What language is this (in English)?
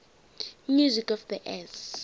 South Ndebele